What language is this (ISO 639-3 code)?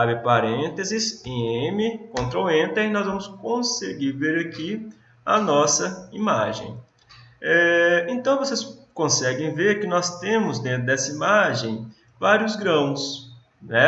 por